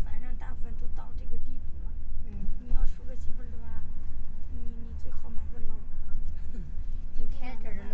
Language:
Chinese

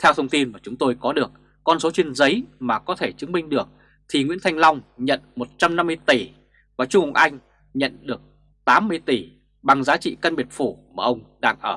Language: Vietnamese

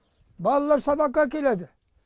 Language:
Kazakh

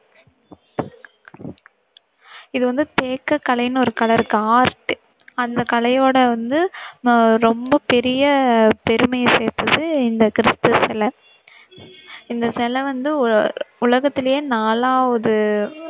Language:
Tamil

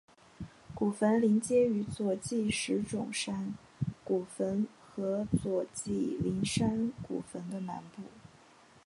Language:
Chinese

